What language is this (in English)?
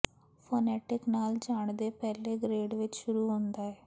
Punjabi